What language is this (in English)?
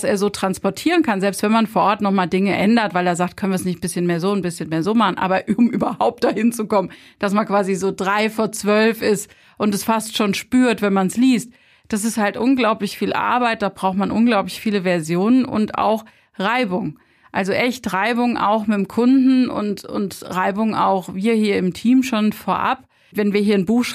German